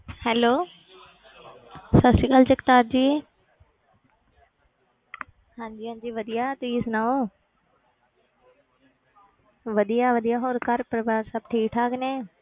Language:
Punjabi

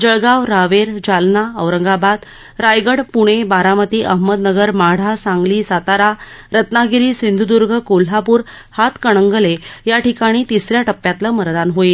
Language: Marathi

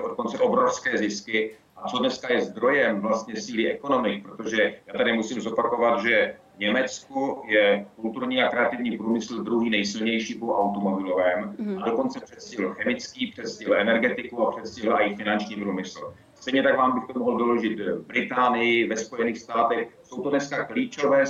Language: Czech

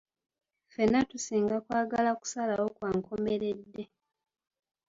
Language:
Ganda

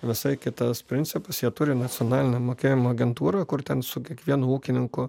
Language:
Lithuanian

